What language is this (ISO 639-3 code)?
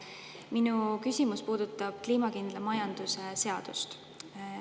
est